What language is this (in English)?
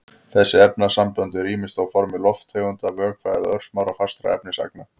Icelandic